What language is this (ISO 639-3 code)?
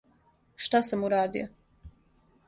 srp